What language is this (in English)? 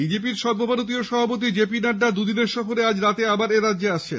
Bangla